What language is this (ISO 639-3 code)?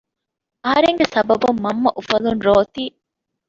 div